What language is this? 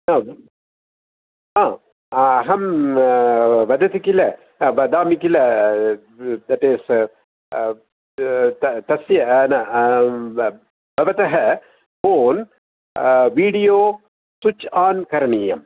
Sanskrit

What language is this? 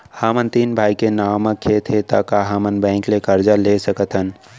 Chhattisgarhi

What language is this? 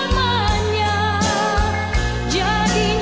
Indonesian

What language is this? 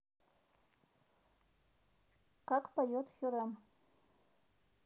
Russian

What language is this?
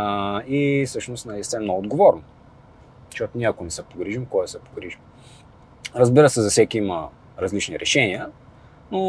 Bulgarian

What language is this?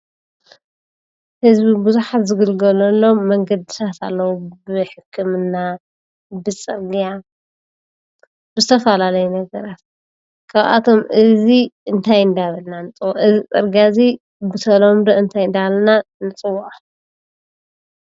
Tigrinya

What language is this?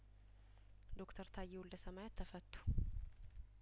Amharic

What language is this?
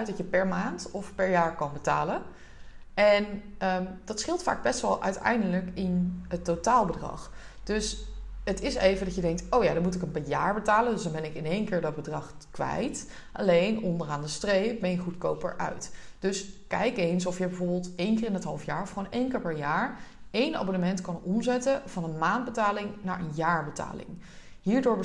Dutch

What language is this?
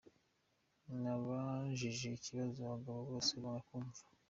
Kinyarwanda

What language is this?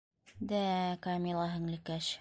Bashkir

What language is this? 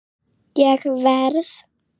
Icelandic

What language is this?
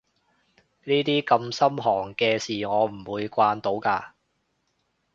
Cantonese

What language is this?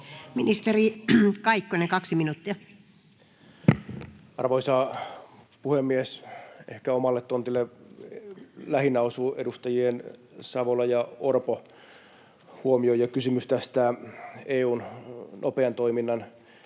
Finnish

